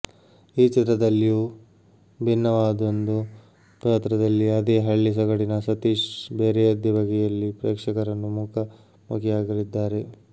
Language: Kannada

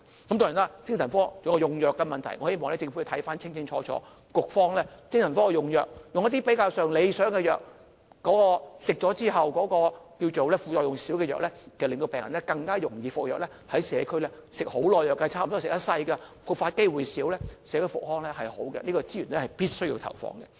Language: Cantonese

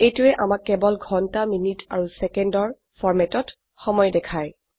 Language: Assamese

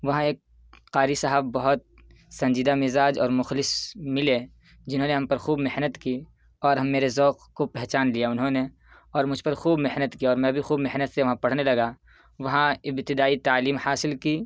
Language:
Urdu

